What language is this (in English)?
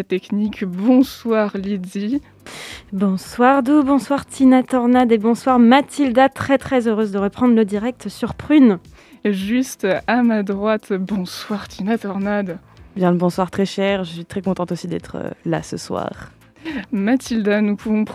French